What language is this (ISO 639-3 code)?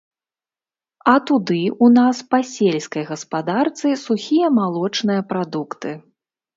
bel